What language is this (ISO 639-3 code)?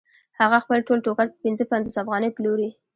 pus